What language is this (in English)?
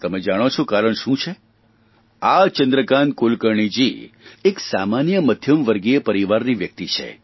Gujarati